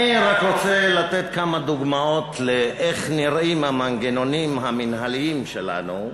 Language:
Hebrew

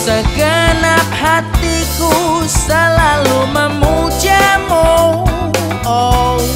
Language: Indonesian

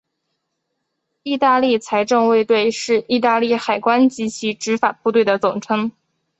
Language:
Chinese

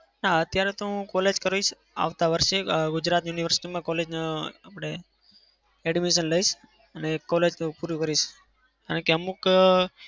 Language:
Gujarati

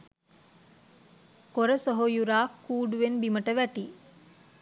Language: Sinhala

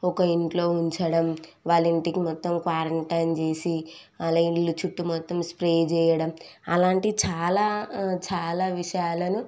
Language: Telugu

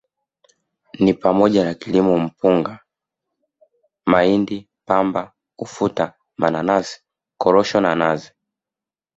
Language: Swahili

